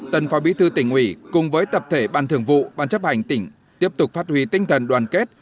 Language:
Vietnamese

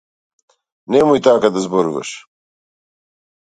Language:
Macedonian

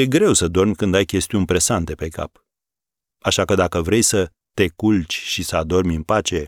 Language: Romanian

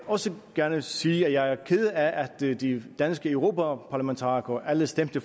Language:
Danish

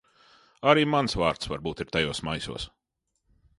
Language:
Latvian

